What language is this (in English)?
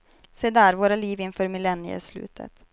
Swedish